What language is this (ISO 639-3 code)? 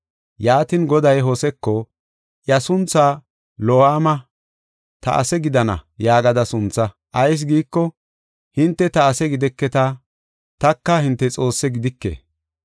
gof